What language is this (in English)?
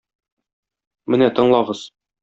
Tatar